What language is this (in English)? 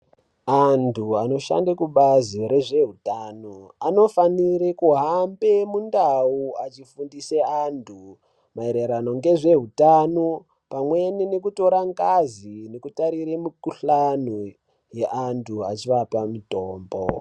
Ndau